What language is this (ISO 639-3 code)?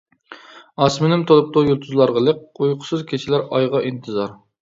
uig